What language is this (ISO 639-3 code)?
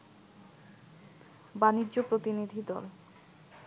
ben